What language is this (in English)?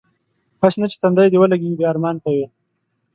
Pashto